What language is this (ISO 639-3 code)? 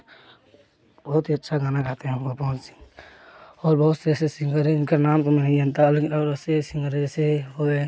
hin